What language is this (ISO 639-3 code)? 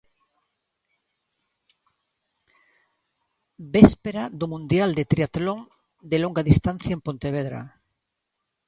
glg